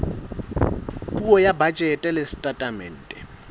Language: Southern Sotho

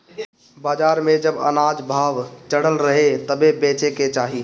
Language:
Bhojpuri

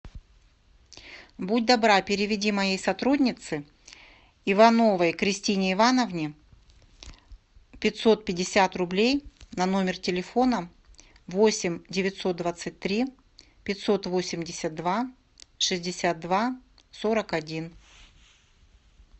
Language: Russian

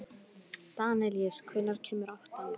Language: Icelandic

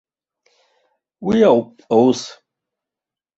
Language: Abkhazian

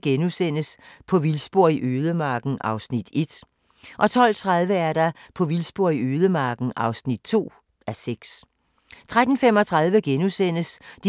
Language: Danish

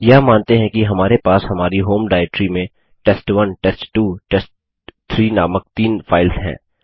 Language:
Hindi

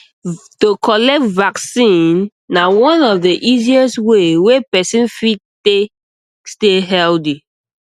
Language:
Nigerian Pidgin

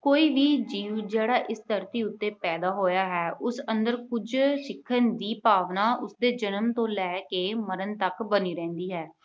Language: Punjabi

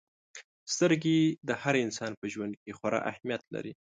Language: Pashto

